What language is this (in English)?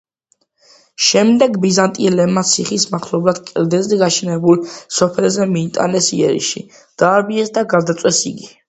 Georgian